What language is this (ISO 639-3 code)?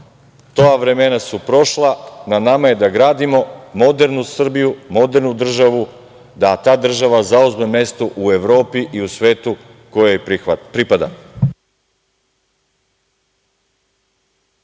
srp